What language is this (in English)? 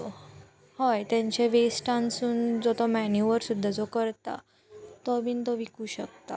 Konkani